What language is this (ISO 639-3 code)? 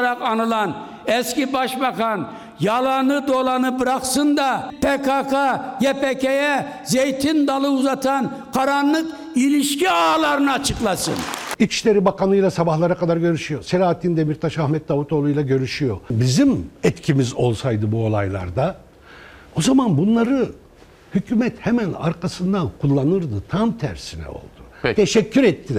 tur